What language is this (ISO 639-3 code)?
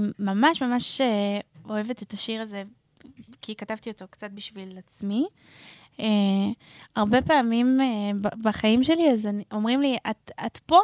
heb